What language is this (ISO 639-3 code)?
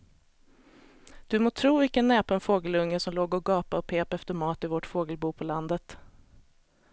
swe